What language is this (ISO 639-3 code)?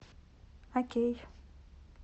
rus